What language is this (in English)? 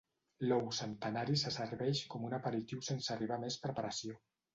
Catalan